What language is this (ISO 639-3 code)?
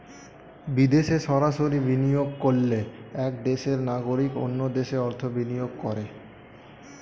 ben